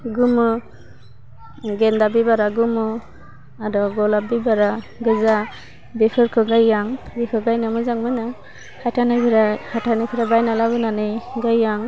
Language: Bodo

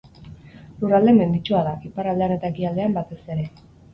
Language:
Basque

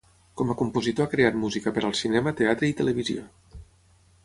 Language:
Catalan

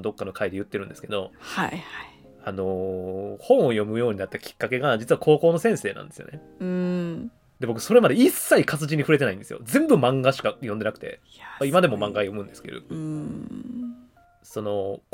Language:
Japanese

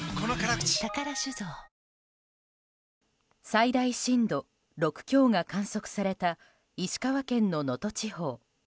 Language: Japanese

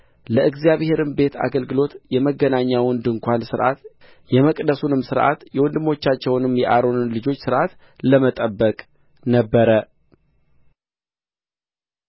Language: Amharic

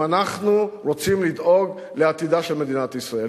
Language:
Hebrew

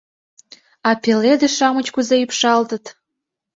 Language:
Mari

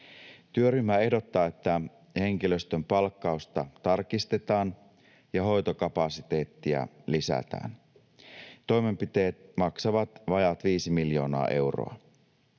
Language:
Finnish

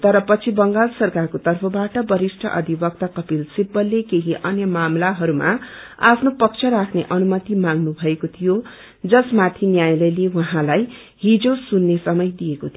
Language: Nepali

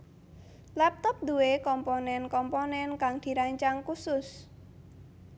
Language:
Javanese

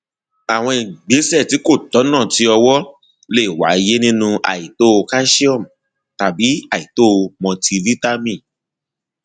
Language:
Yoruba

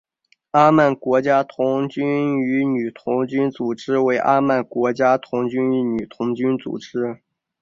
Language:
Chinese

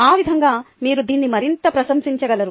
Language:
Telugu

